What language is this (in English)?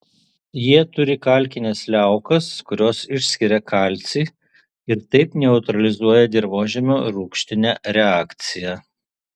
Lithuanian